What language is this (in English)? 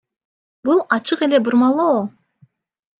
Kyrgyz